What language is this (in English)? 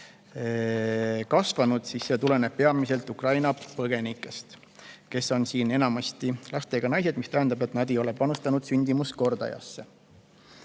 Estonian